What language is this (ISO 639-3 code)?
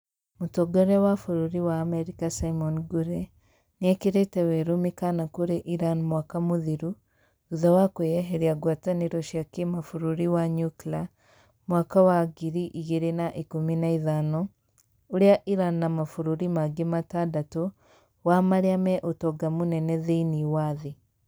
kik